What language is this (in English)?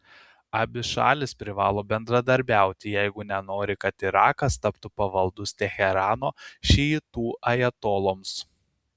Lithuanian